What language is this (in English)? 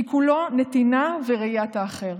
Hebrew